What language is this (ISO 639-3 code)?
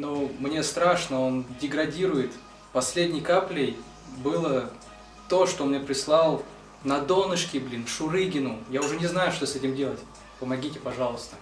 rus